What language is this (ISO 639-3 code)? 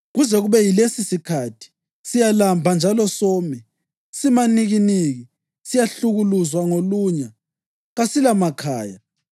nde